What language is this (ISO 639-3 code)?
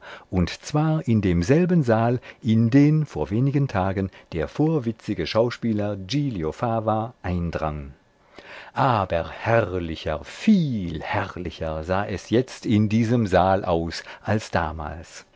deu